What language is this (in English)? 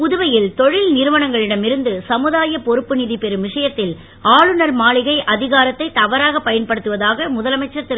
Tamil